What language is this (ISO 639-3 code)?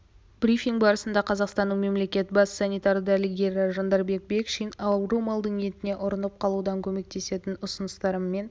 kaz